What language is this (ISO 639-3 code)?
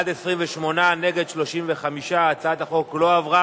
heb